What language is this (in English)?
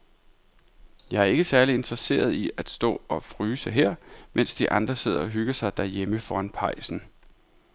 Danish